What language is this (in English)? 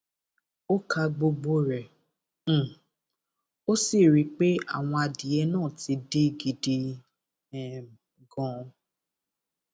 Yoruba